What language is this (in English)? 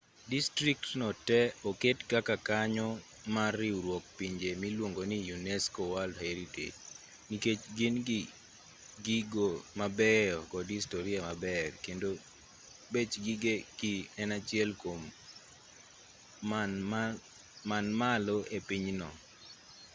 Luo (Kenya and Tanzania)